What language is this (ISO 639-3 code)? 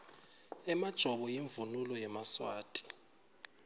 ssw